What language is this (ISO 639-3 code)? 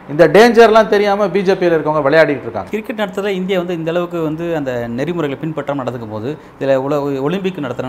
tam